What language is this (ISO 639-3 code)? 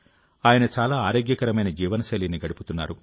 tel